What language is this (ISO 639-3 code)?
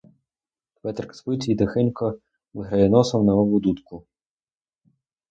ukr